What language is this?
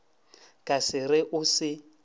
Northern Sotho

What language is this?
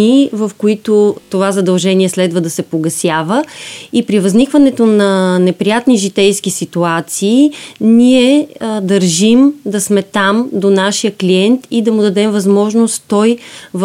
Bulgarian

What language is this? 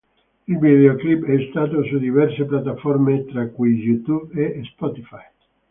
Italian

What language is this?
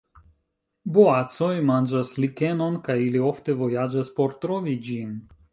Esperanto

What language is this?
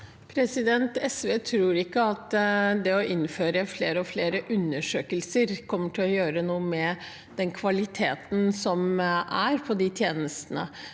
Norwegian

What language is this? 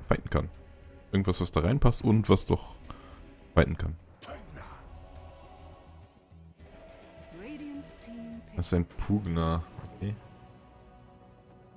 German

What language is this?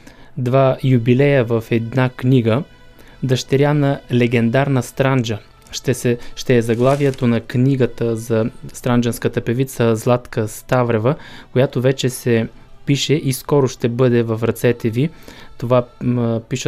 Bulgarian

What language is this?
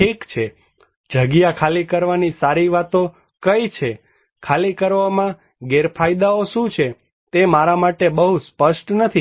Gujarati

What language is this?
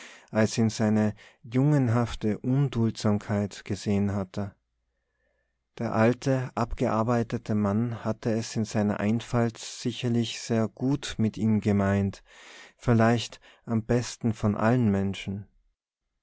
German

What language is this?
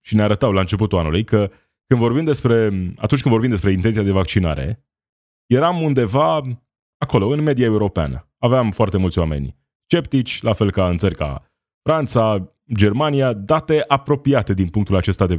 Romanian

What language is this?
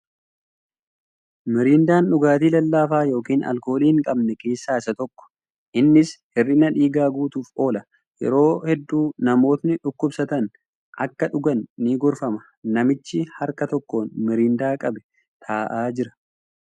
Oromo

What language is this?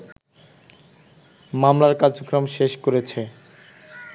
Bangla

